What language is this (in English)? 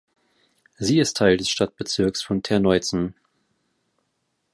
German